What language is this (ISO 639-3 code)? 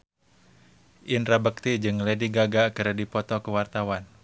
sun